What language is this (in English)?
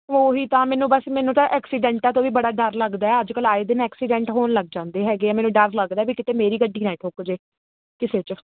Punjabi